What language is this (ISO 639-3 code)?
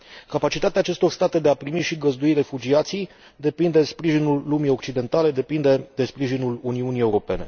ron